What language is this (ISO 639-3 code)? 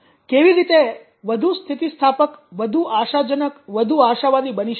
guj